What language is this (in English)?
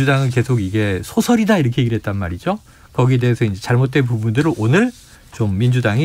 Korean